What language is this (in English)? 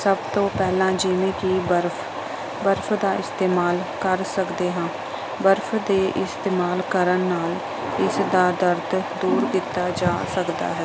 Punjabi